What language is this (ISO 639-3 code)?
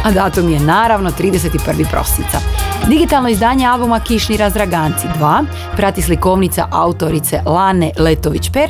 hrv